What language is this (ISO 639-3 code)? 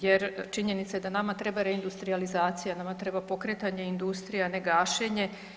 hrv